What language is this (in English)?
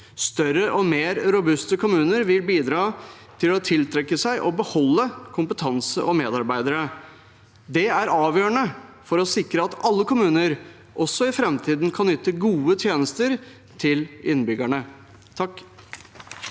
Norwegian